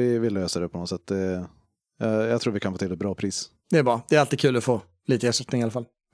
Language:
Swedish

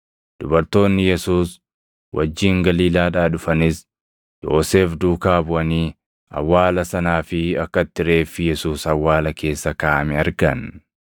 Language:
Oromo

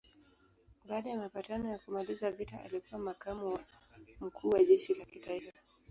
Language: Swahili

